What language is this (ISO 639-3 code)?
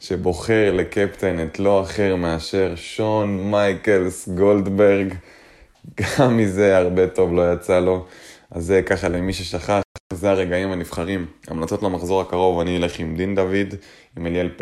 heb